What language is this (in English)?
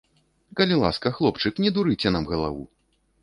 Belarusian